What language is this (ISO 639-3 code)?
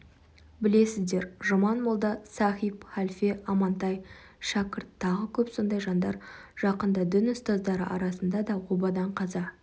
kaz